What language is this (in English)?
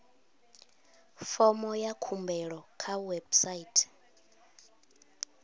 Venda